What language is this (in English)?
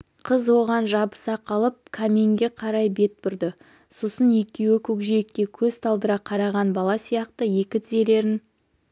Kazakh